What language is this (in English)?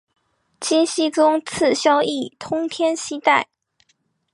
Chinese